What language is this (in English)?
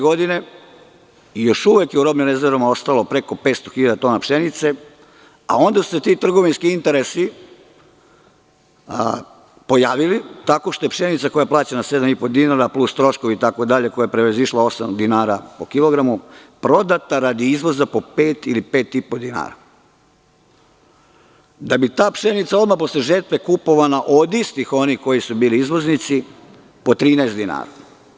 Serbian